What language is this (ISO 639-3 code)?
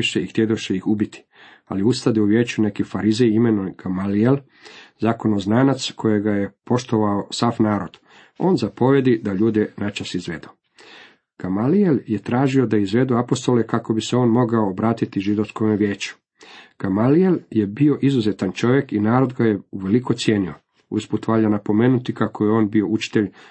hrv